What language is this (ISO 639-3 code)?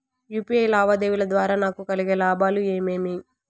tel